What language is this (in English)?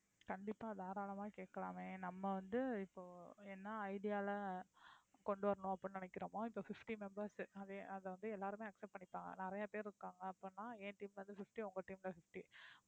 Tamil